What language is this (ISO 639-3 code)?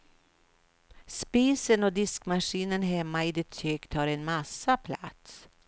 swe